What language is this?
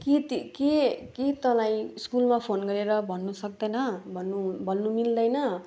Nepali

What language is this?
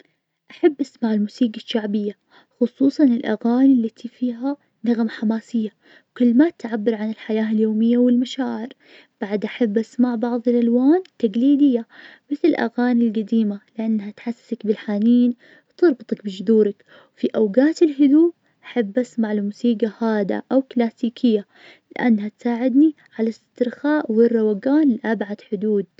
Najdi Arabic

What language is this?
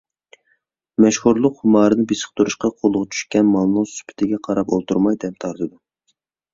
Uyghur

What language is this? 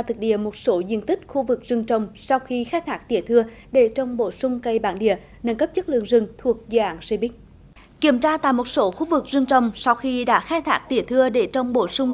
Vietnamese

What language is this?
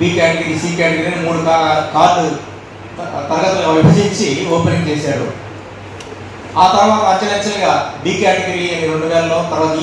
Arabic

